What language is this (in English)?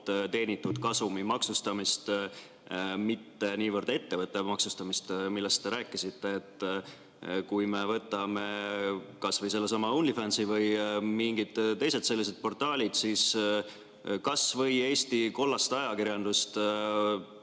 Estonian